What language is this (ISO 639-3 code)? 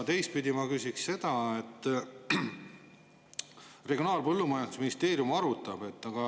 est